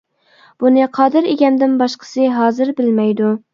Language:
Uyghur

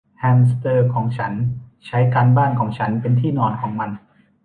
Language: Thai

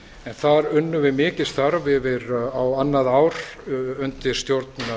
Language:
Icelandic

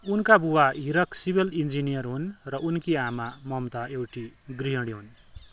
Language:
Nepali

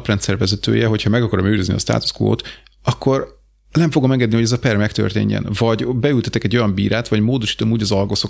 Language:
Hungarian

